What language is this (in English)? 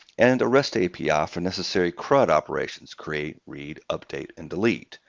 English